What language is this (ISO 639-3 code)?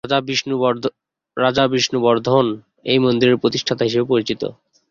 ben